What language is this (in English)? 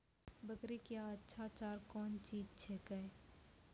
Maithili